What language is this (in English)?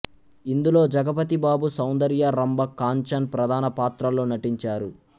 Telugu